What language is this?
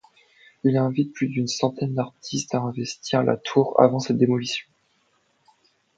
French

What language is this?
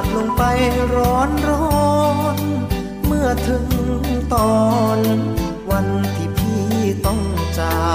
Thai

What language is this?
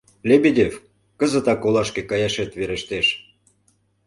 Mari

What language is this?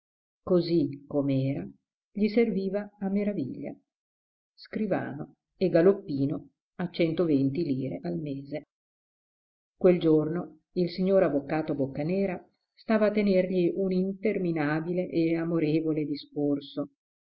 Italian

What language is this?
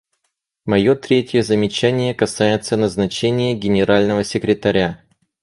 Russian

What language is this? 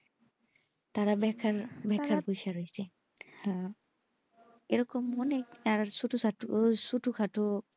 Bangla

